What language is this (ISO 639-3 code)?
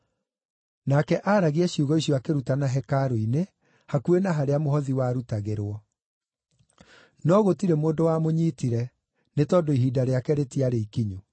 kik